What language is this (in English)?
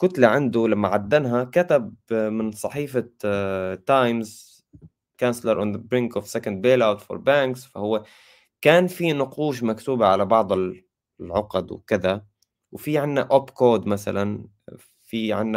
Arabic